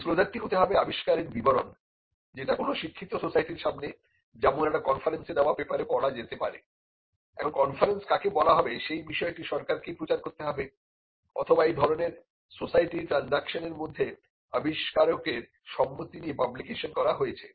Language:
Bangla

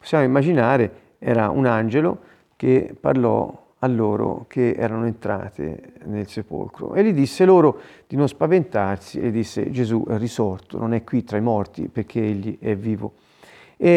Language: Italian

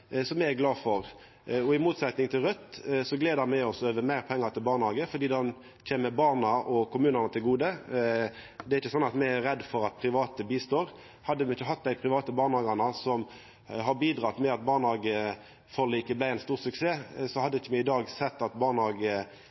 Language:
Norwegian Nynorsk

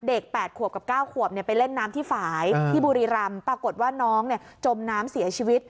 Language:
Thai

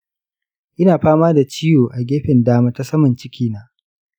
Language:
Hausa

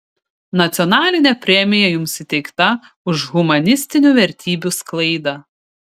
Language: Lithuanian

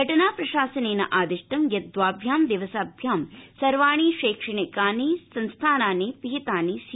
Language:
Sanskrit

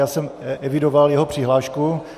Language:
Czech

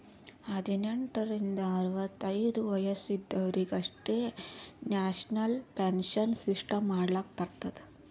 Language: Kannada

